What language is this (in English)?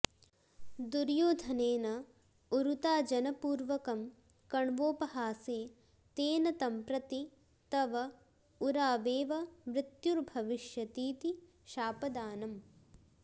Sanskrit